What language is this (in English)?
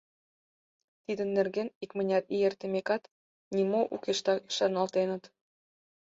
Mari